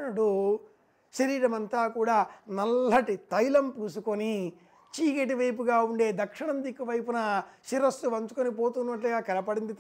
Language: Telugu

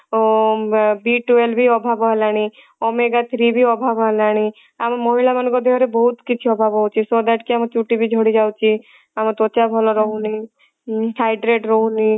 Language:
Odia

